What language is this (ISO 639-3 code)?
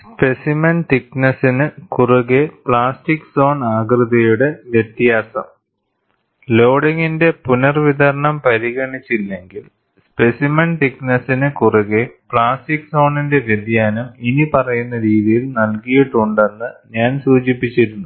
mal